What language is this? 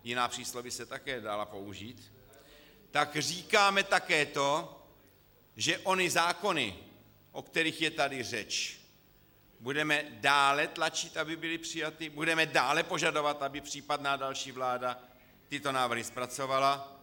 Czech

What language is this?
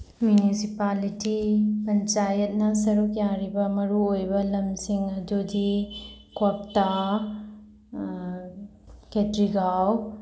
Manipuri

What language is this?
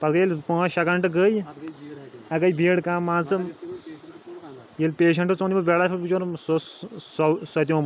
Kashmiri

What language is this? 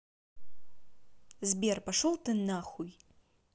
Russian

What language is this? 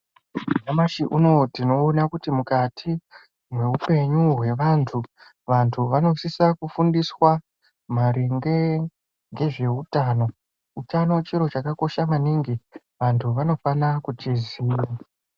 Ndau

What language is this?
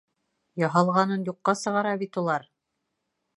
Bashkir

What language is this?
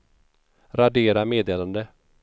Swedish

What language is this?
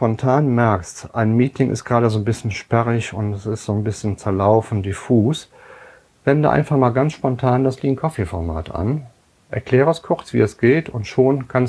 German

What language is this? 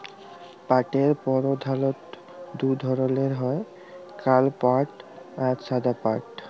Bangla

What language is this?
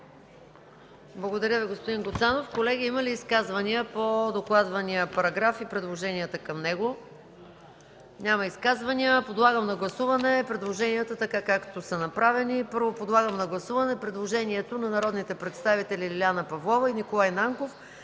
Bulgarian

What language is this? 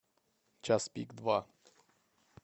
Russian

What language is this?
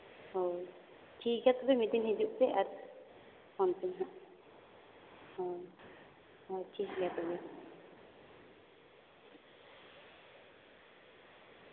Santali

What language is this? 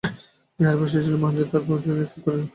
Bangla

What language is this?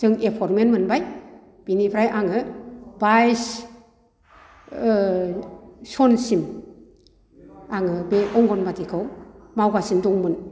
Bodo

